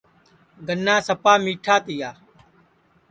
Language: Sansi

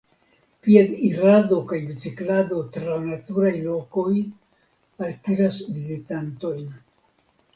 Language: Esperanto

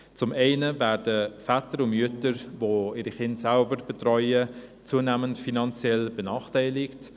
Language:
Swiss German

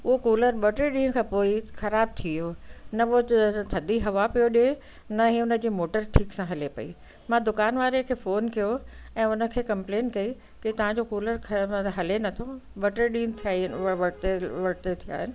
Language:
Sindhi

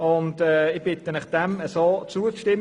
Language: Swiss German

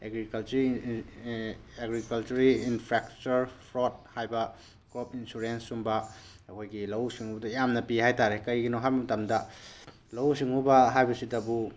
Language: Manipuri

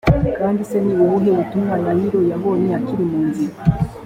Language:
Kinyarwanda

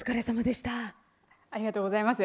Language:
Japanese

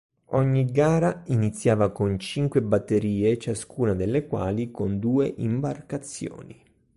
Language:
Italian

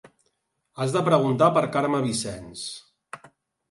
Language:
Catalan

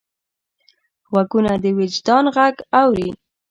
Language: Pashto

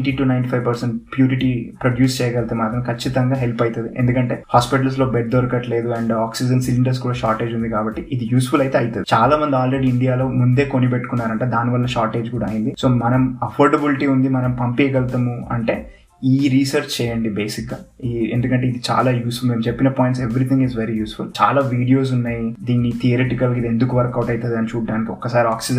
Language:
Telugu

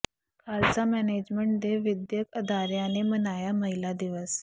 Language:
Punjabi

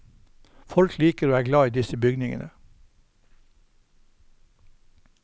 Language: Norwegian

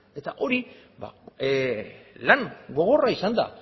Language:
Basque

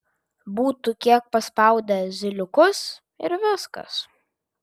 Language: Lithuanian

